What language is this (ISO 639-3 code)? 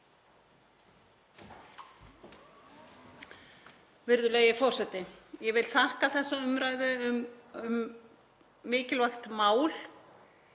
isl